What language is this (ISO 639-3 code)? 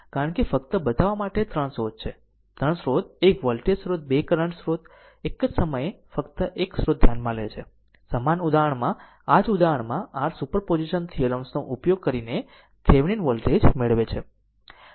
guj